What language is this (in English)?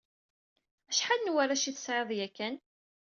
Kabyle